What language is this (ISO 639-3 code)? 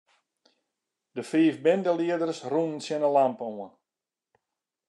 fry